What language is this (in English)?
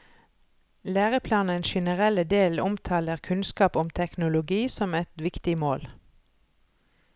Norwegian